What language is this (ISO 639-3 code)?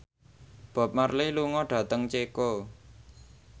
jav